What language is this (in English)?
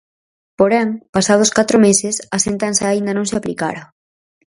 Galician